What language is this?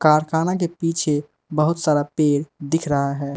Hindi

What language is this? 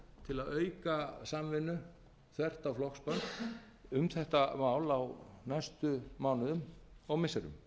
Icelandic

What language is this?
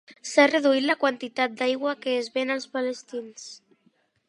Catalan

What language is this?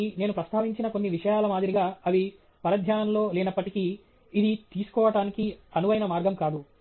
Telugu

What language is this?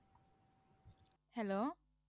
Bangla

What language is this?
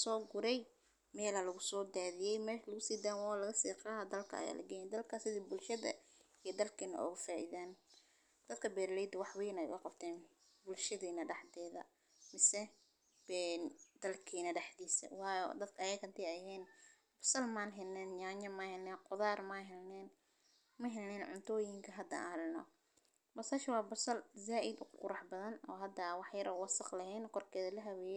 Somali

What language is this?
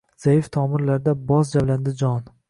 Uzbek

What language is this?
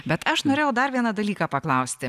Lithuanian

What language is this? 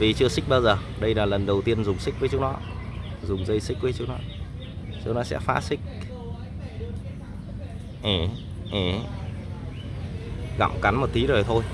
Vietnamese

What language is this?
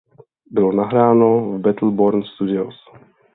Czech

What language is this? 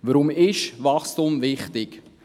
Swiss German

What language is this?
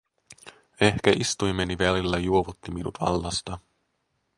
Finnish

